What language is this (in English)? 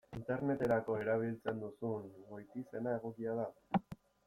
Basque